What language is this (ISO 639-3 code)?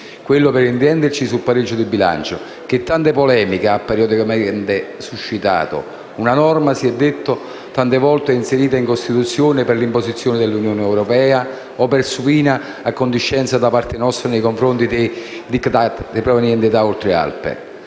ita